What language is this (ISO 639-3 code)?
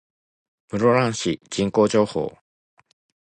jpn